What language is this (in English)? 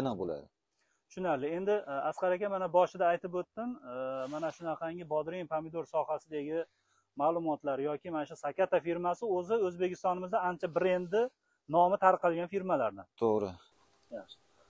Turkish